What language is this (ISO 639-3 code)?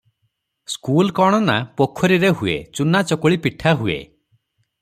ori